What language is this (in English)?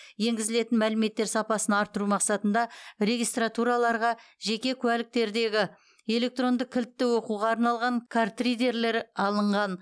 Kazakh